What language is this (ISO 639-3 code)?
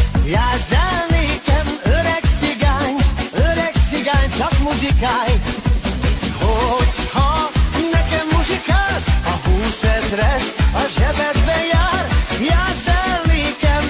hun